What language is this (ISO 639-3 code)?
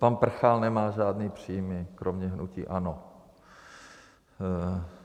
ces